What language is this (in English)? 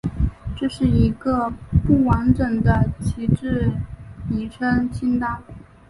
Chinese